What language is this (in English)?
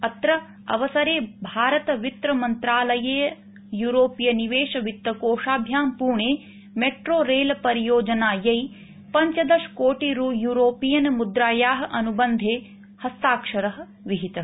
Sanskrit